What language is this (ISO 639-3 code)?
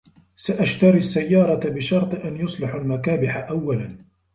ara